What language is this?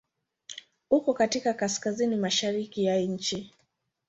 Swahili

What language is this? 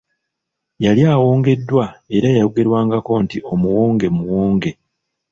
Ganda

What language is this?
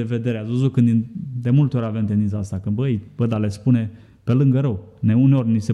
Romanian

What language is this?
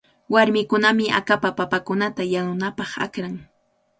Cajatambo North Lima Quechua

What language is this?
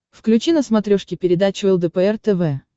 Russian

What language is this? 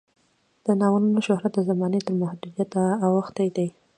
Pashto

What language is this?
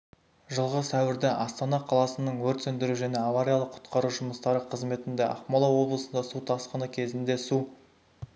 Kazakh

